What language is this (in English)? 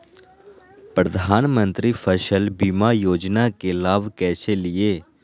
Magahi